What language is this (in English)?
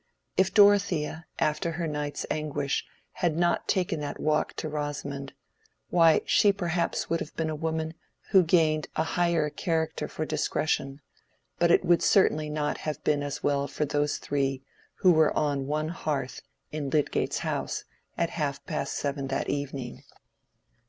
English